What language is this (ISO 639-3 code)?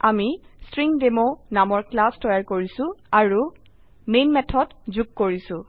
asm